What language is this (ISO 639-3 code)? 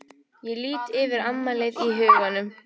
isl